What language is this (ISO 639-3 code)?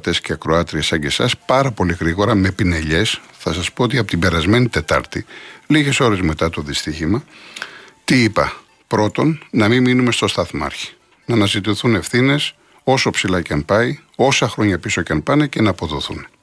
ell